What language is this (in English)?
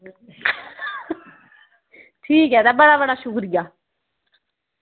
Dogri